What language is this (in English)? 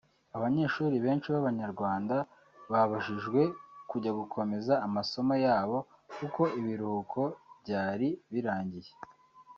Kinyarwanda